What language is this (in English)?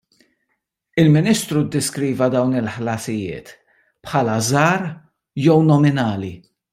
Maltese